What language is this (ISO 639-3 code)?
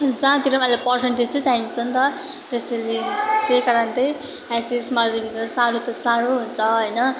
nep